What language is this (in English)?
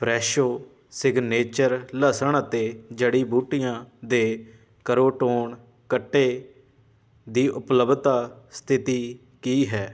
Punjabi